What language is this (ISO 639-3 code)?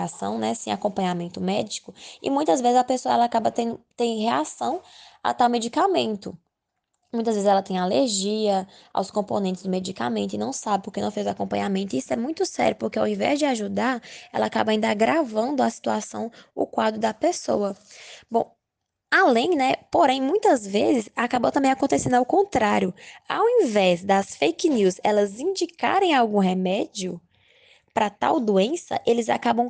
por